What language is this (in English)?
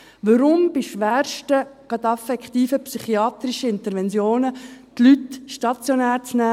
Swiss German